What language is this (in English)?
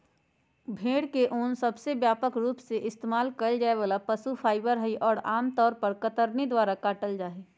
Magahi